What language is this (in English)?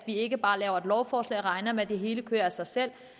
Danish